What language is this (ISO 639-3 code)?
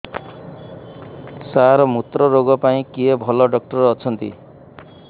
ori